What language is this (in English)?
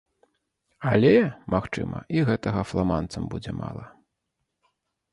Belarusian